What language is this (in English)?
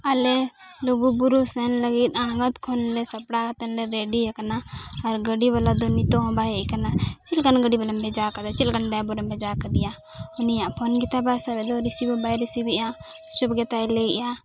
Santali